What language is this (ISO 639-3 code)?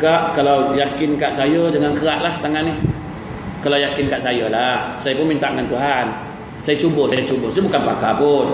msa